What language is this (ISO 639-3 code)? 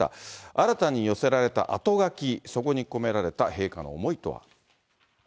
jpn